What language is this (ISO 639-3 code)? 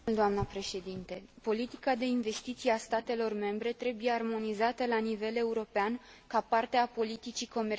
ron